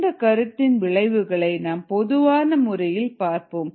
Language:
Tamil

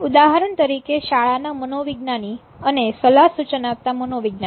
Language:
Gujarati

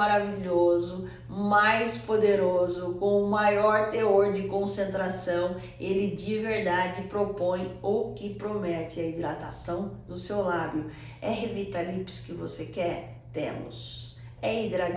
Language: Portuguese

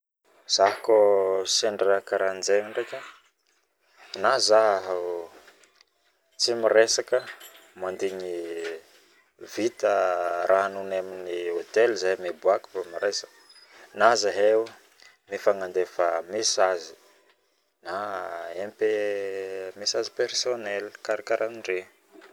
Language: Northern Betsimisaraka Malagasy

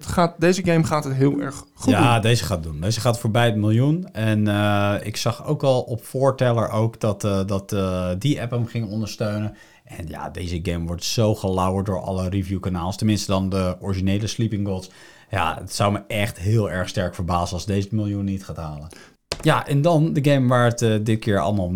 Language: Dutch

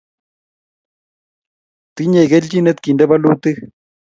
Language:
Kalenjin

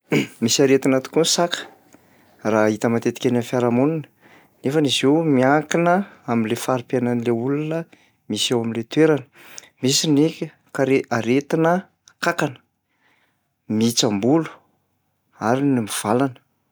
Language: Malagasy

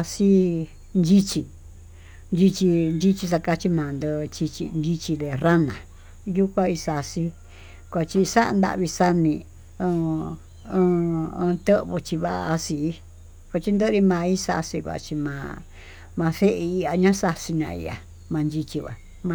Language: Tututepec Mixtec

